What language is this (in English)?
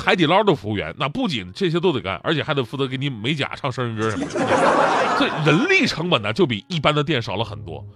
Chinese